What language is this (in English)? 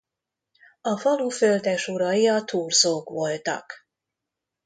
Hungarian